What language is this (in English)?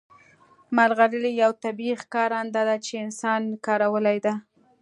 Pashto